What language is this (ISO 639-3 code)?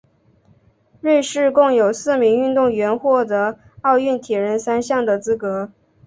zho